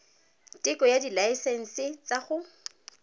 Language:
Tswana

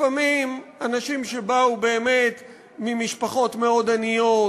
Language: Hebrew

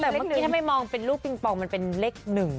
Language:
Thai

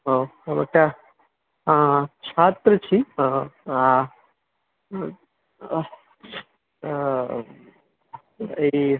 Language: Maithili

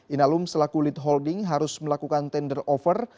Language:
Indonesian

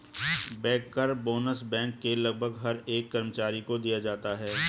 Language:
Hindi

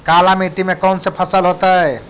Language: Magahi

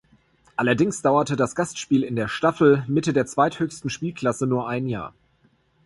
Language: German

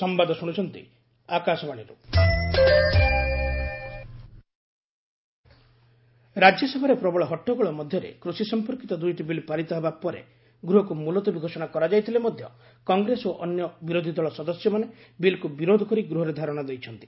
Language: Odia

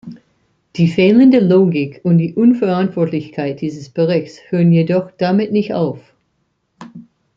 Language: German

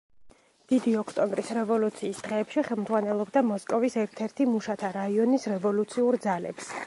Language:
Georgian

